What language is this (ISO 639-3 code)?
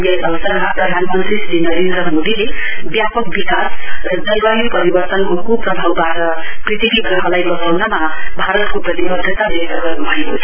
nep